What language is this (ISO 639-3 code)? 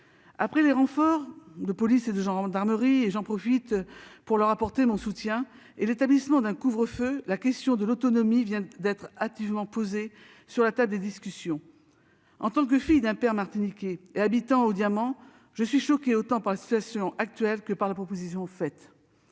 fra